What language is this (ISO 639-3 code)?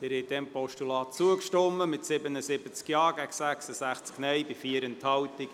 gsw